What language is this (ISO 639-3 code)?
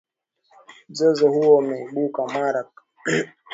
swa